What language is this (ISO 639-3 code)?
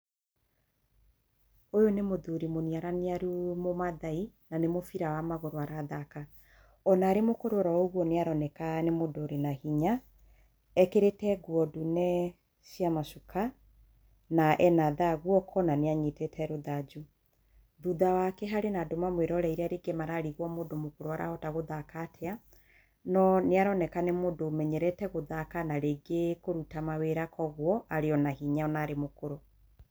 kik